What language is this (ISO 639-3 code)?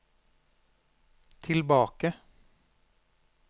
nor